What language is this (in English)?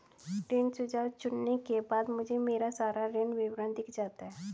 Hindi